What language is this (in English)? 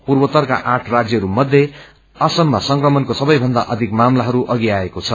Nepali